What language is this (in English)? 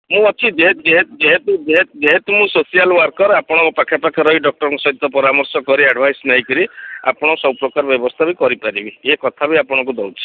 Odia